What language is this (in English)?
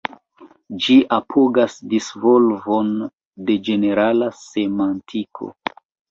Esperanto